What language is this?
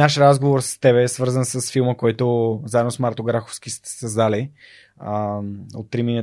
Bulgarian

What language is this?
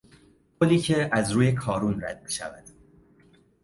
Persian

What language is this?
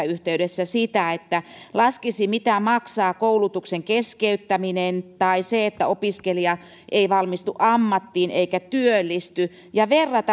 Finnish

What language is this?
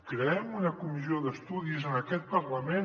Catalan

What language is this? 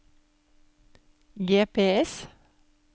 Norwegian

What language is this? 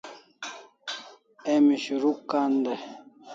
Kalasha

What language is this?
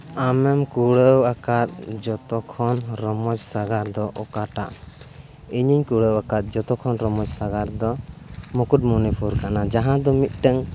Santali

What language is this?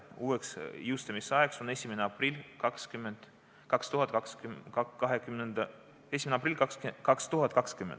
Estonian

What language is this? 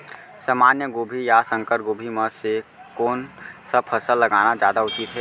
Chhattisgarhi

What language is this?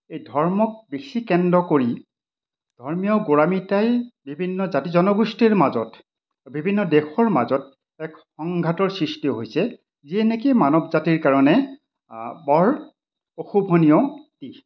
Assamese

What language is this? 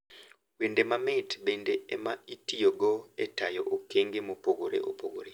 Luo (Kenya and Tanzania)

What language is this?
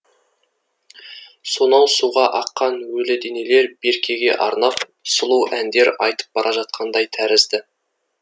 Kazakh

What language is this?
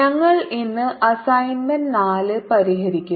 Malayalam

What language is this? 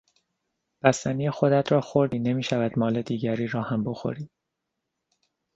Persian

